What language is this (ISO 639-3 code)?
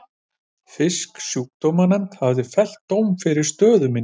isl